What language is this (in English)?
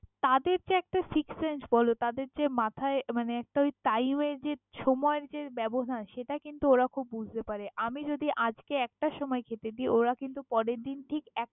Bangla